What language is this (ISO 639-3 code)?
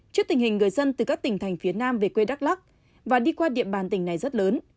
vie